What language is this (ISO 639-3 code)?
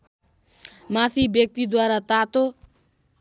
nep